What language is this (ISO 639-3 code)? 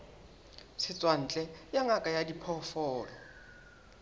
sot